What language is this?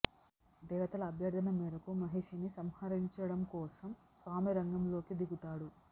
Telugu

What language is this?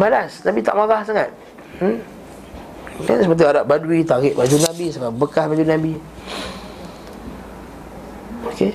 Malay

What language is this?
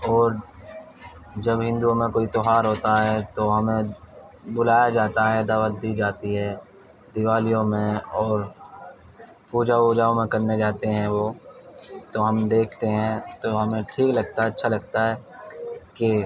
Urdu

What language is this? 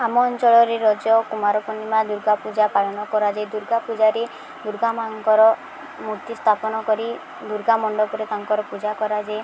Odia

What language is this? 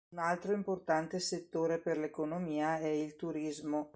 Italian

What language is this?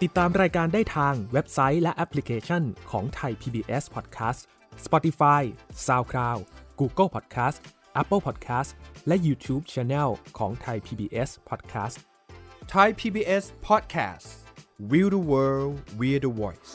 Thai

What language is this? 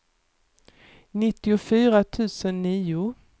Swedish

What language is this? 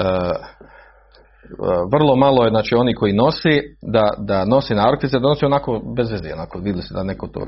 Croatian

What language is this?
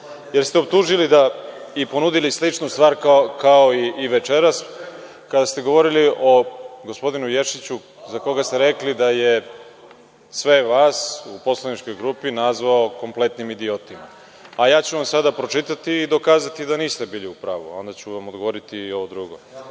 Serbian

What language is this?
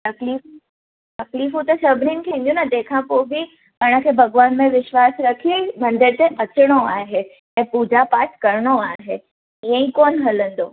Sindhi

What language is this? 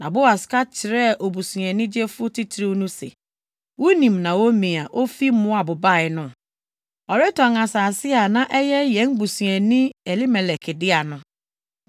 Akan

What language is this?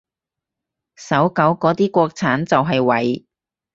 Cantonese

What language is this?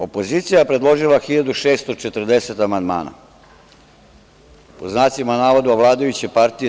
Serbian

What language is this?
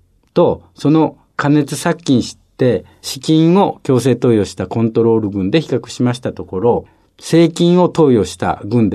Japanese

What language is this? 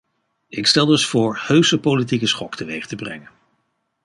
Dutch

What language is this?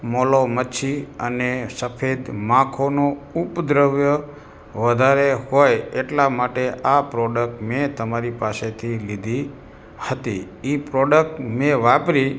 Gujarati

